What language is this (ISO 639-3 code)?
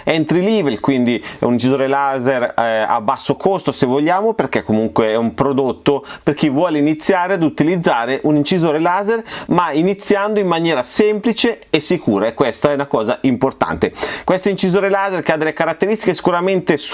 ita